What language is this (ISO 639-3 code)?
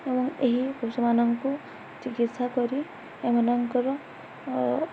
ori